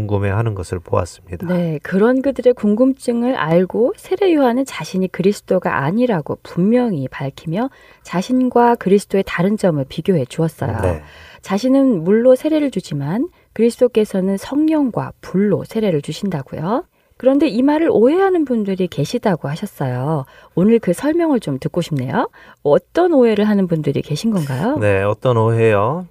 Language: Korean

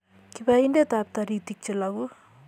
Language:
Kalenjin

